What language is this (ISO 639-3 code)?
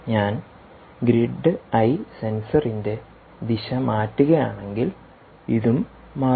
mal